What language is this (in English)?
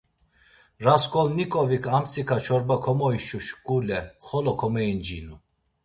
Laz